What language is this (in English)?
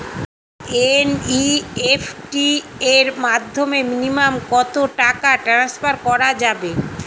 Bangla